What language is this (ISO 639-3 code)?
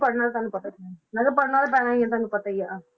pan